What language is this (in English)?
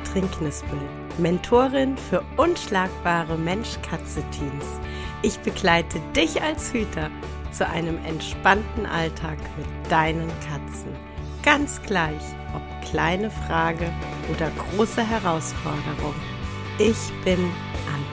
German